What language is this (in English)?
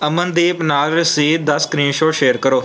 Punjabi